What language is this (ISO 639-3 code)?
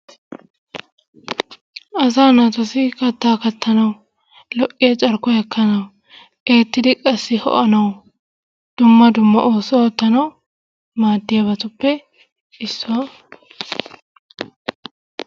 wal